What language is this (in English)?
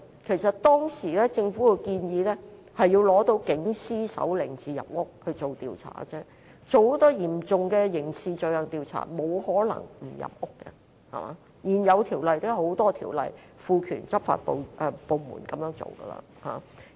Cantonese